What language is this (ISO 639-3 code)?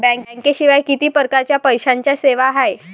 mar